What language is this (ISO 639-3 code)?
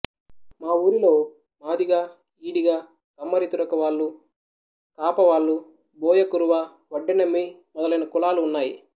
tel